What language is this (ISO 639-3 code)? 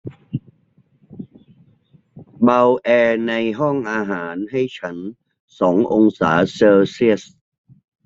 tha